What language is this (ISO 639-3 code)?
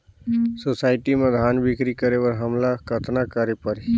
hne